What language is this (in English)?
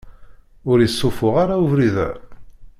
Kabyle